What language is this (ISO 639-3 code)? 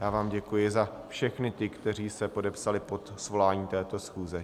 ces